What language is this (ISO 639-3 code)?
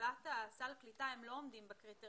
heb